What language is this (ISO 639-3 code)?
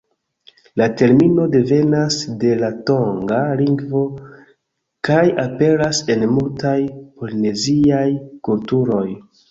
epo